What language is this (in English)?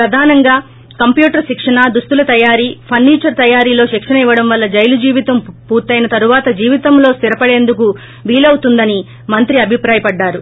Telugu